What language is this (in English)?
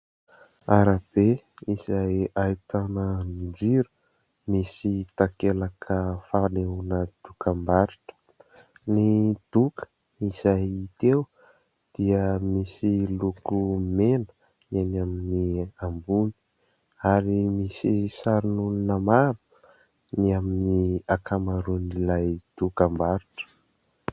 Malagasy